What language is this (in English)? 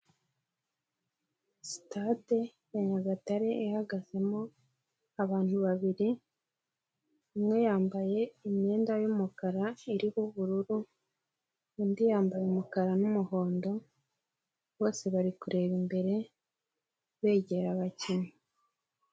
Kinyarwanda